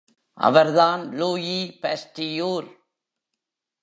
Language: Tamil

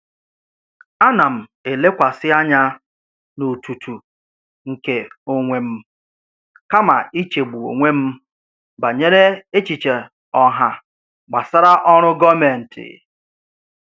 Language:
Igbo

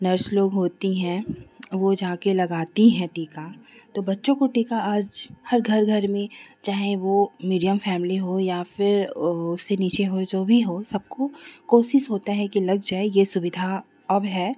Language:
Hindi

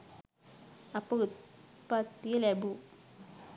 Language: Sinhala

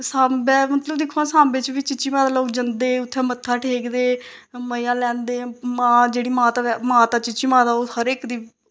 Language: Dogri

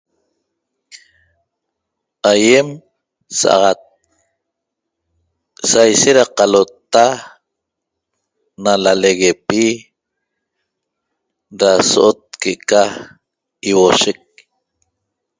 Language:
Toba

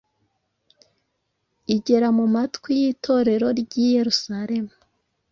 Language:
Kinyarwanda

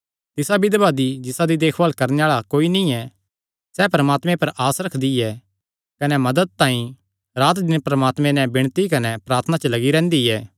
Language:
Kangri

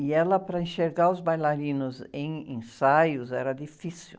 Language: Portuguese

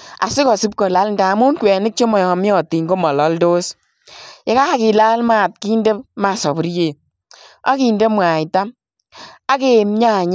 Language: Kalenjin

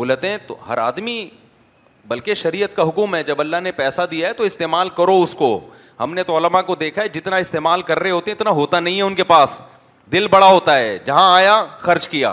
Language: Urdu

